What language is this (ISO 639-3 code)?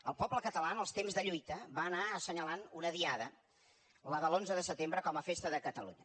cat